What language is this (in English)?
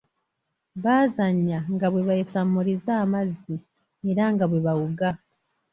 Ganda